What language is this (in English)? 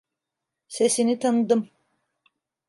Turkish